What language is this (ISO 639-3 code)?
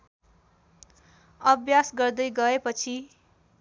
nep